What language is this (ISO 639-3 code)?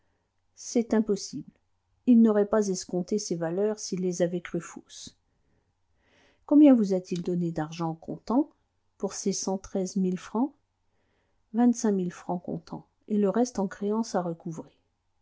fra